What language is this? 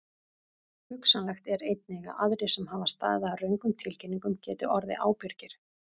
Icelandic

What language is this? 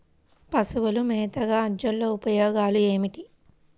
Telugu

